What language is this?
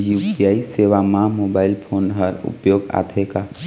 Chhattisgarhi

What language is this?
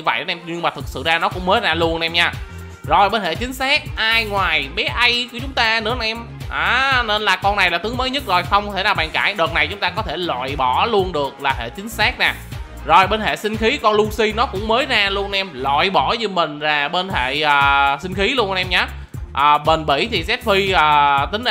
Vietnamese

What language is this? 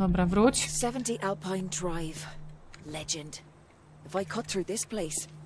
Polish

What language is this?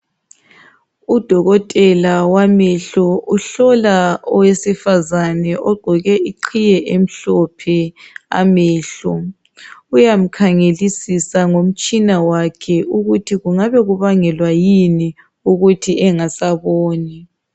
North Ndebele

